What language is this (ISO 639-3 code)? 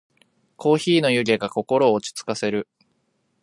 jpn